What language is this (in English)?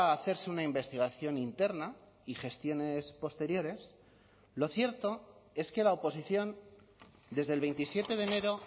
Spanish